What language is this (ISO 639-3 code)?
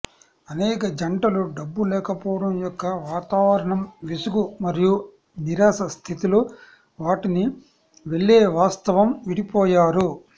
tel